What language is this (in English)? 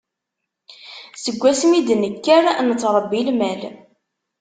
Kabyle